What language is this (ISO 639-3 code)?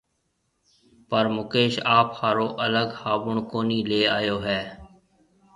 mve